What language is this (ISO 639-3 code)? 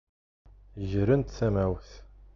kab